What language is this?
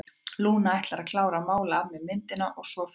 Icelandic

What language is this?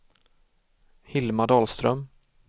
Swedish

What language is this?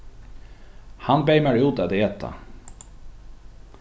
Faroese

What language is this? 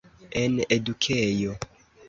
Esperanto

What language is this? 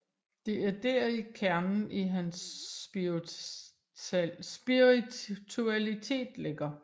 Danish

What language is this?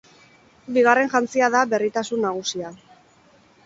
Basque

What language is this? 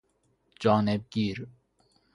Persian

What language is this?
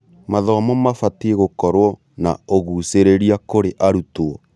Kikuyu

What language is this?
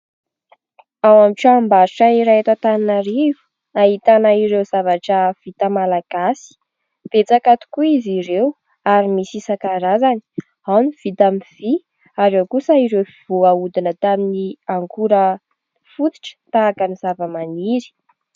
Malagasy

